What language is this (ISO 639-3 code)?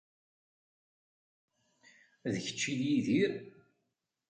kab